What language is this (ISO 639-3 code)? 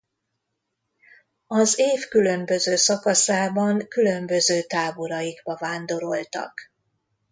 hun